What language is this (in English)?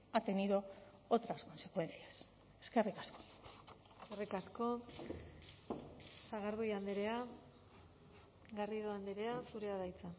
Basque